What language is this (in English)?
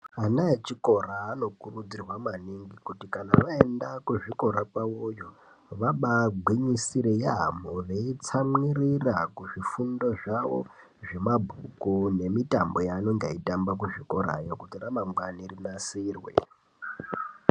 Ndau